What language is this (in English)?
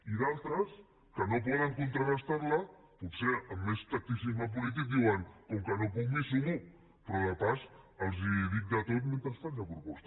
Catalan